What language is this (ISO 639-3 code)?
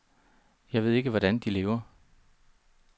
dan